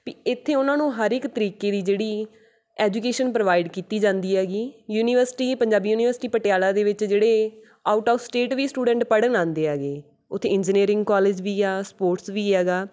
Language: Punjabi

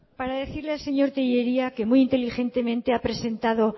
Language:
Spanish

